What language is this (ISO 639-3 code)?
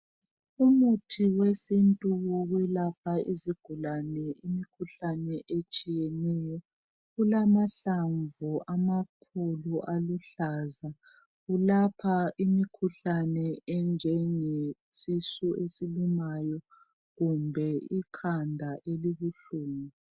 nde